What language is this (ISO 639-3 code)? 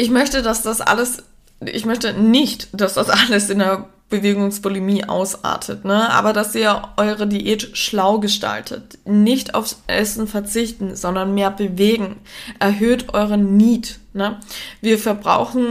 deu